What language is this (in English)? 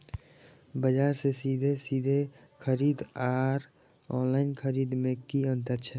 Maithili